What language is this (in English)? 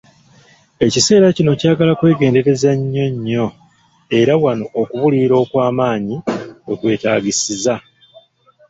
Ganda